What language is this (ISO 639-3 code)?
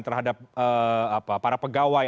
ind